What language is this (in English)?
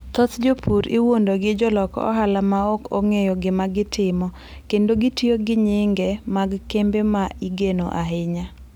Luo (Kenya and Tanzania)